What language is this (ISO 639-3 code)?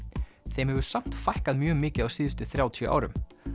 isl